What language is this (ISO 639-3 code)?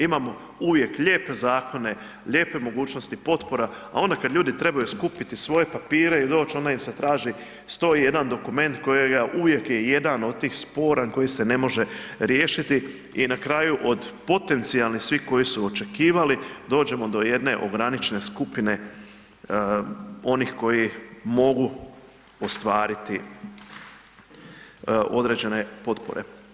hrv